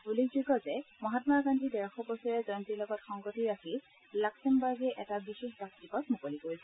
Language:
Assamese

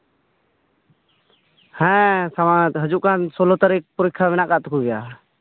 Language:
Santali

